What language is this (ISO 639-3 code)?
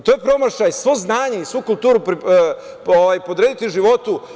srp